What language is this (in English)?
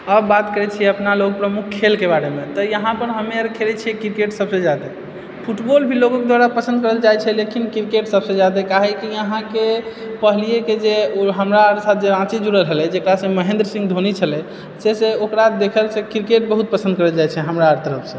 Maithili